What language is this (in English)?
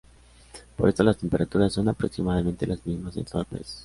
Spanish